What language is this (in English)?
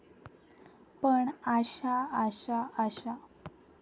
Marathi